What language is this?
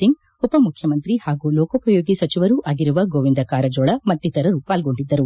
Kannada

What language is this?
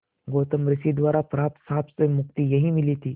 Hindi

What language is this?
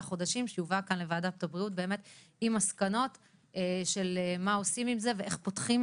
Hebrew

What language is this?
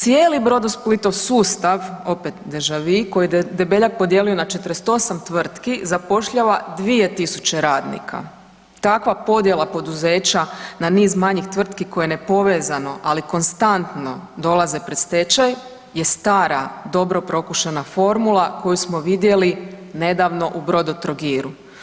Croatian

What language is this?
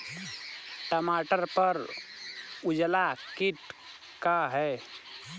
Bhojpuri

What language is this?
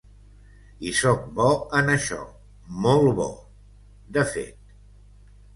Catalan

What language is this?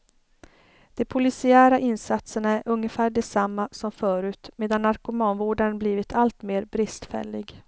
Swedish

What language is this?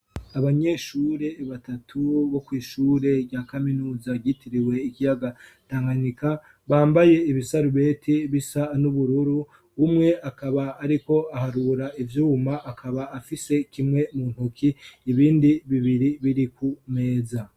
Rundi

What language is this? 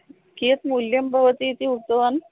Sanskrit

